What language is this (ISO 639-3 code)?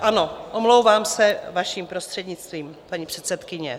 ces